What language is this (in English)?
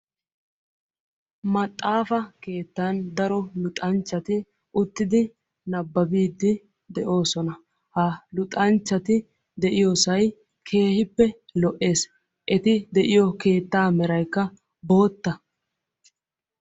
Wolaytta